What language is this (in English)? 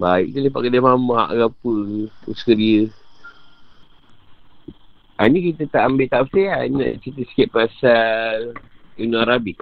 Malay